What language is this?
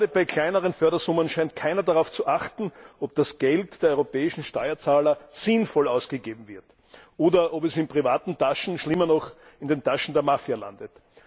German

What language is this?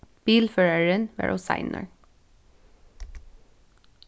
Faroese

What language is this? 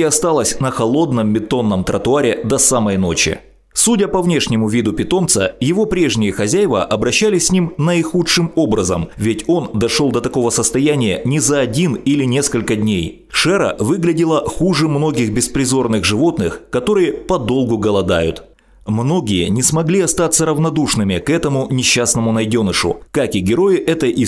Russian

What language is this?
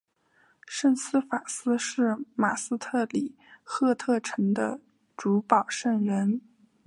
Chinese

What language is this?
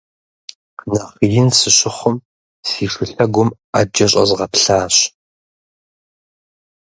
Kabardian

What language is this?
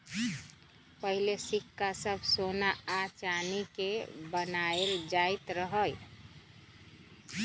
Magahi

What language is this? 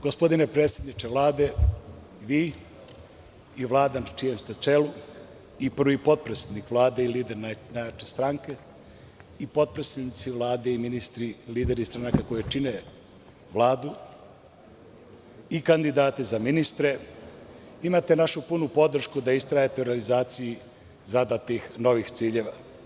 Serbian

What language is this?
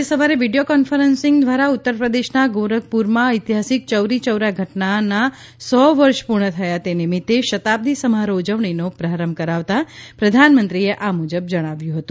Gujarati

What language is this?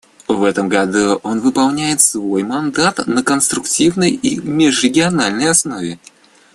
Russian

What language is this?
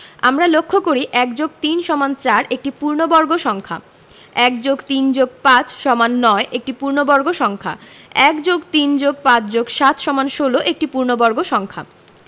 Bangla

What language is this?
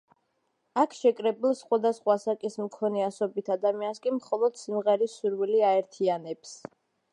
Georgian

